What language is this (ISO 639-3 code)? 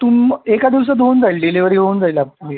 mar